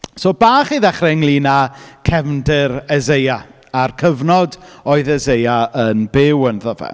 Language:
Welsh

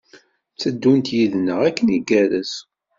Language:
Kabyle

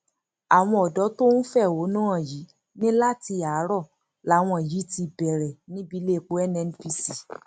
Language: Yoruba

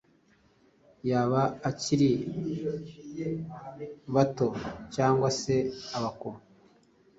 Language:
Kinyarwanda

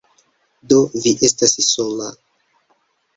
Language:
Esperanto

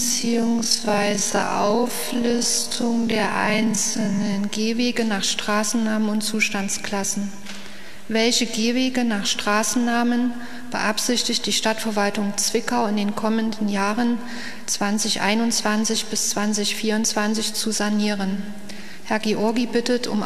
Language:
German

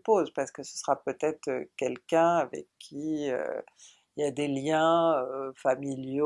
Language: French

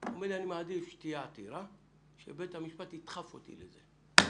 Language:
Hebrew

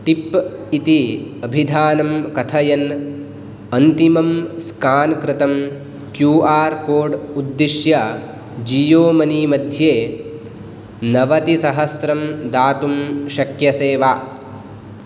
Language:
Sanskrit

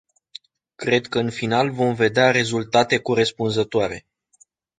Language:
Romanian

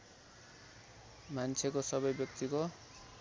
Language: Nepali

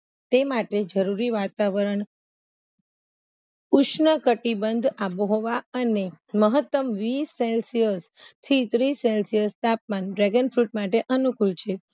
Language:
Gujarati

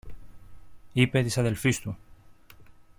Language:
Greek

